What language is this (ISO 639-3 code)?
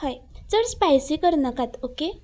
kok